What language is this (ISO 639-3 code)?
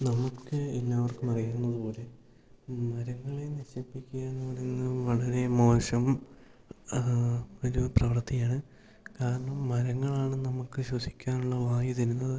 mal